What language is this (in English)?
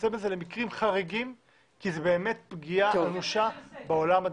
Hebrew